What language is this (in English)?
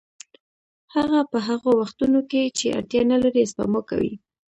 Pashto